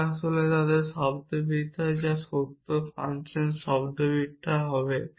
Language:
Bangla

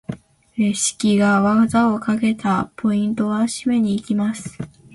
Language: Japanese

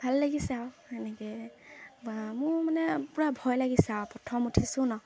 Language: Assamese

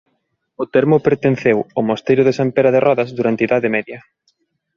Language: Galician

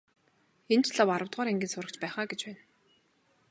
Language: Mongolian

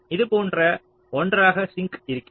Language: Tamil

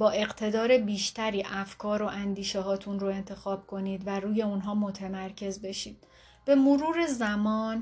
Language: Persian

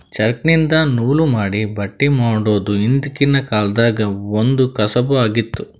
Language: Kannada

